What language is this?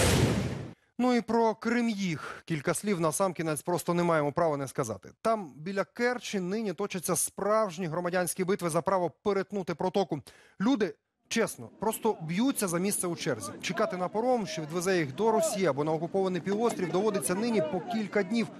Ukrainian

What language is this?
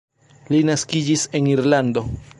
Esperanto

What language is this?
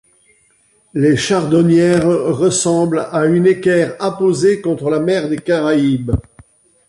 French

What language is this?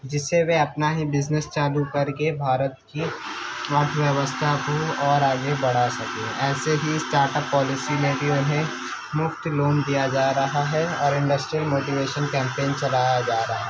Urdu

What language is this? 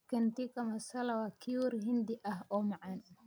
Somali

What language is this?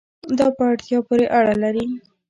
Pashto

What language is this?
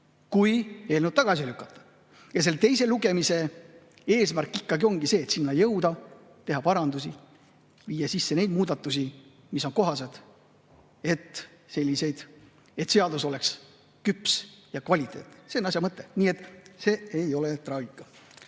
Estonian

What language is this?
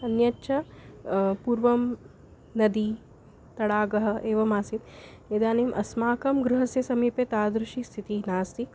Sanskrit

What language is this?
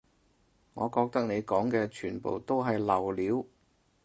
Cantonese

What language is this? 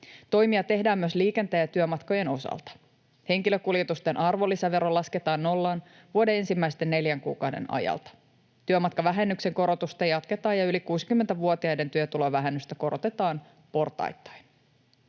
Finnish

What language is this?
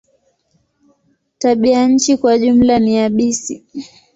Swahili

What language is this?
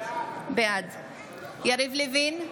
Hebrew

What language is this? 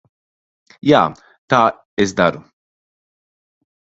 Latvian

